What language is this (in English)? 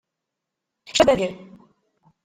Kabyle